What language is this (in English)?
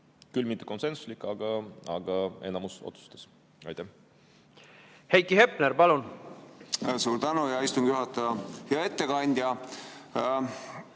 Estonian